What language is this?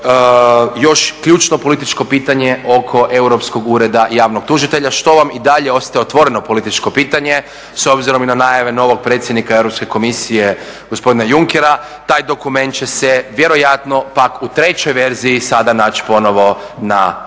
Croatian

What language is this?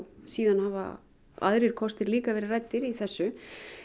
Icelandic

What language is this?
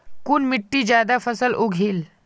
Magahi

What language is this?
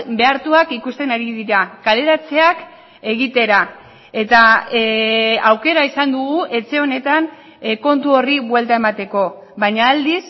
Basque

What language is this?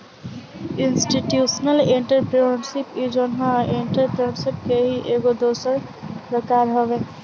Bhojpuri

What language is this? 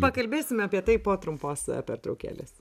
Lithuanian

